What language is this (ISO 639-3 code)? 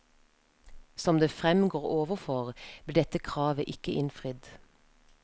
nor